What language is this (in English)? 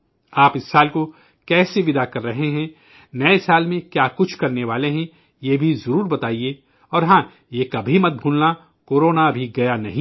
Urdu